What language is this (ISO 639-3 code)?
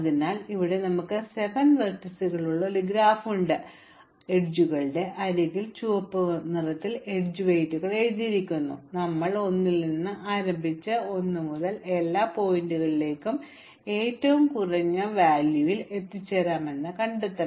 mal